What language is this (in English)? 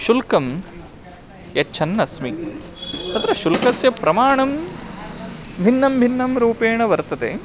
Sanskrit